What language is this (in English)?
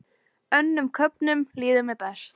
Icelandic